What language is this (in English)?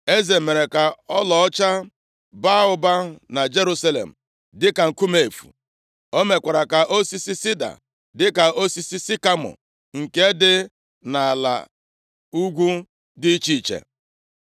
Igbo